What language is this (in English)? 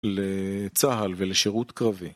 Hebrew